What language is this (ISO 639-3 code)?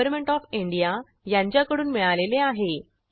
mar